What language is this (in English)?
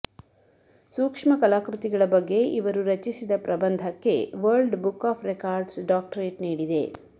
Kannada